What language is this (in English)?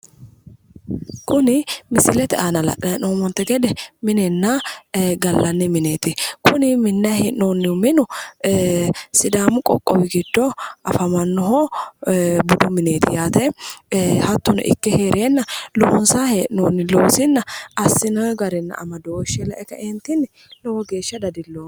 Sidamo